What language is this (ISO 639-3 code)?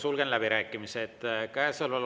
est